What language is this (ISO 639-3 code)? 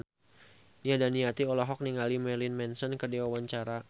sun